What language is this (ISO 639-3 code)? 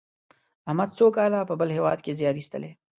pus